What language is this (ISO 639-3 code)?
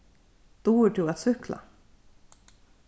fao